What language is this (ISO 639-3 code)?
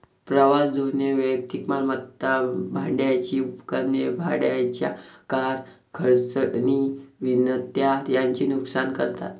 mar